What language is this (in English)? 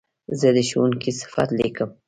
Pashto